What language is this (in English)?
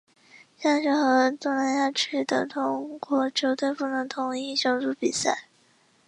Chinese